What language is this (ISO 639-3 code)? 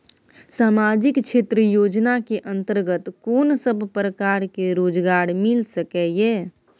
mai